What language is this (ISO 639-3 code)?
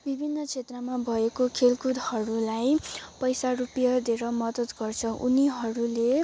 nep